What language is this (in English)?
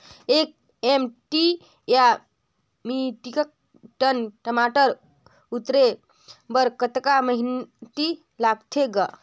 Chhattisgarhi